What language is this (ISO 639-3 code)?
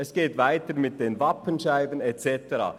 gsw